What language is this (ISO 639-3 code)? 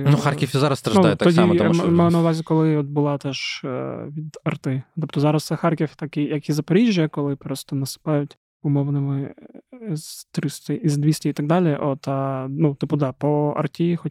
ukr